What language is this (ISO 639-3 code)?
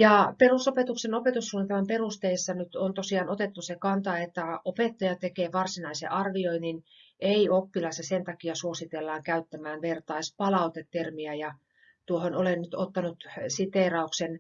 fin